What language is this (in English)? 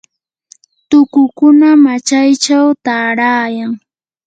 Yanahuanca Pasco Quechua